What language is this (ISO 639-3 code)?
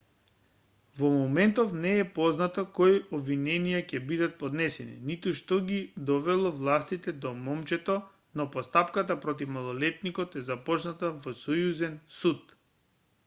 mkd